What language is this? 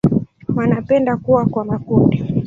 Swahili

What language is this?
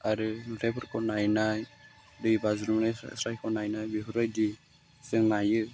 Bodo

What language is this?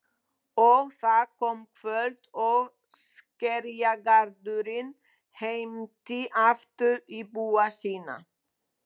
Icelandic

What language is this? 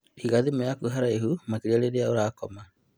Kikuyu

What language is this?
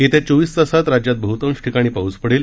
Marathi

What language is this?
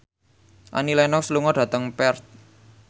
Javanese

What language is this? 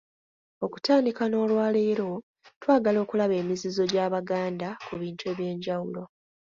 Ganda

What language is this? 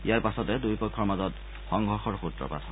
Assamese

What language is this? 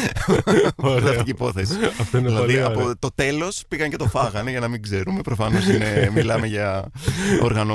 Greek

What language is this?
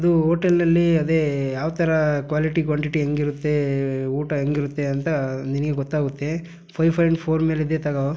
Kannada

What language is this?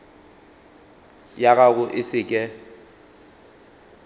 Northern Sotho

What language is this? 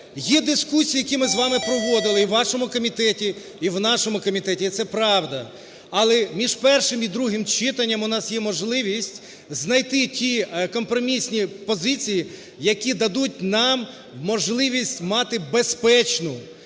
Ukrainian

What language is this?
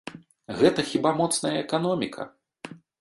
Belarusian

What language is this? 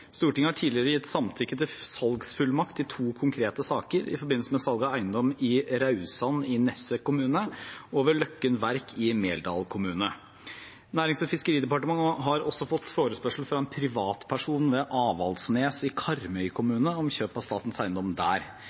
Norwegian Bokmål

